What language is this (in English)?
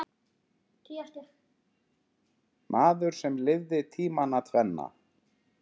Icelandic